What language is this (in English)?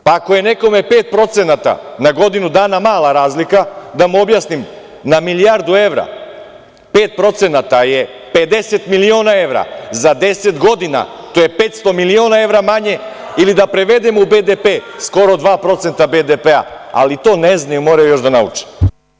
Serbian